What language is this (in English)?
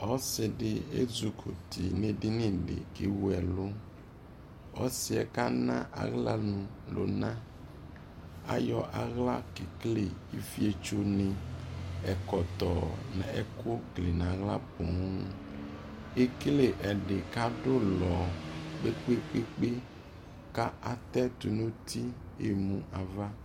Ikposo